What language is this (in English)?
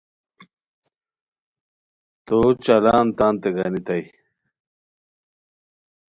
Khowar